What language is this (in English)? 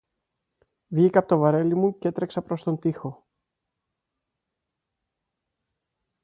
Greek